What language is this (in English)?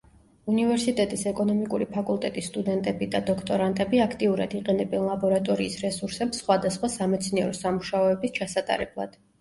Georgian